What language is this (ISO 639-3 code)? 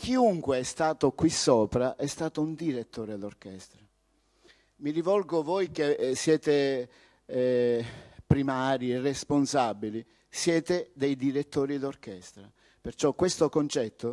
ita